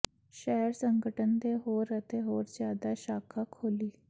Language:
Punjabi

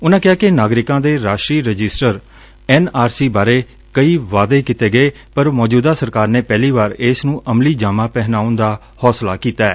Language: Punjabi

